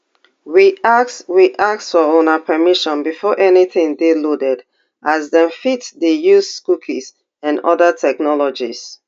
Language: Nigerian Pidgin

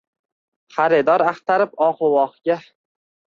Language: Uzbek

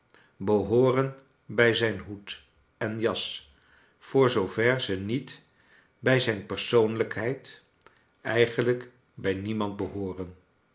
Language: Dutch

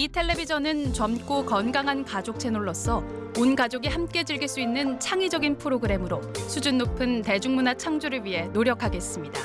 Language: Korean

